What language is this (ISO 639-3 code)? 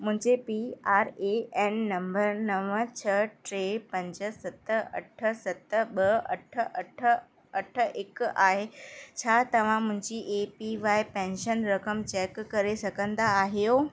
snd